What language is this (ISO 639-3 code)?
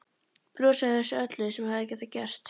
isl